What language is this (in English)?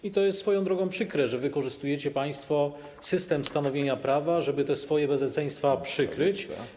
Polish